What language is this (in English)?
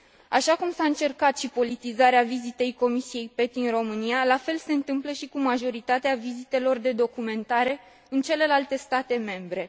Romanian